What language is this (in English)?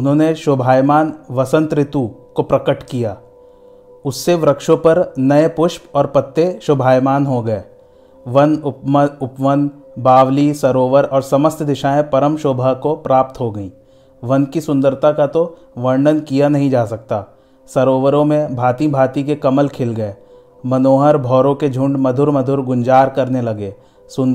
Hindi